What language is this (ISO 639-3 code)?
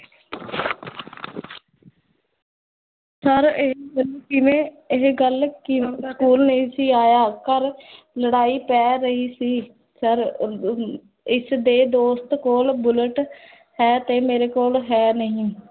pan